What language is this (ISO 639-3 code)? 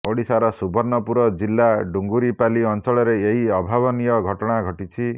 ori